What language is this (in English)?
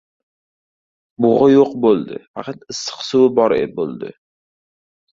Uzbek